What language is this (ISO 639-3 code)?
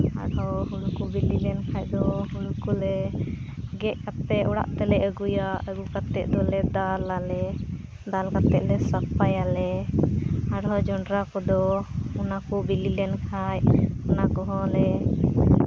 sat